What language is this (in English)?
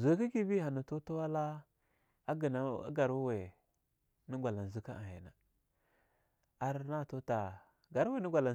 Longuda